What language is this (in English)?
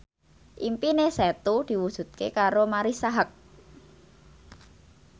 Javanese